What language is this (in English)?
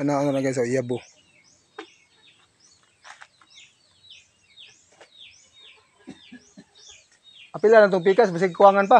Indonesian